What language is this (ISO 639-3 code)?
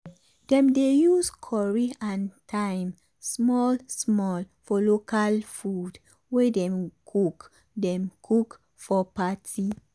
pcm